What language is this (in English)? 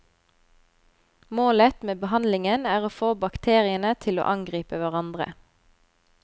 Norwegian